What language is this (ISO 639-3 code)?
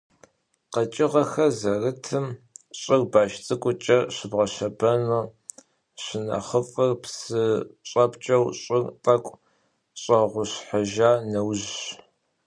kbd